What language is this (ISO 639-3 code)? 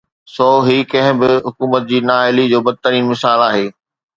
snd